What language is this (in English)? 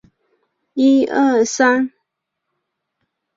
Chinese